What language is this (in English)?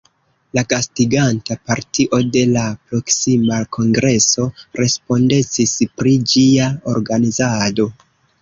Esperanto